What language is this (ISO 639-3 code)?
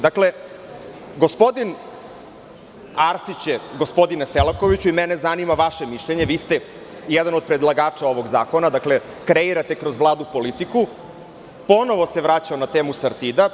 srp